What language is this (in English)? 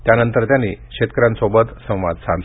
Marathi